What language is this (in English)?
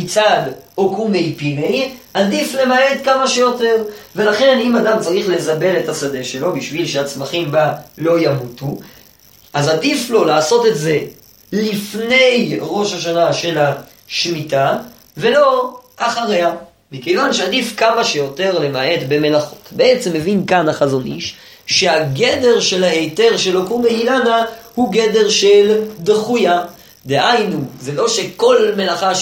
Hebrew